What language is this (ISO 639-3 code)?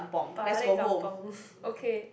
eng